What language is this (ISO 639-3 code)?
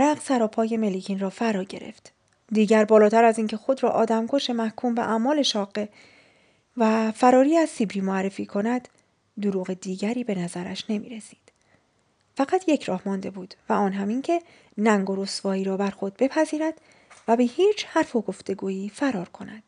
fas